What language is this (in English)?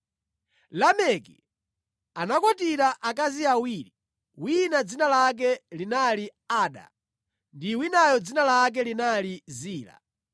Nyanja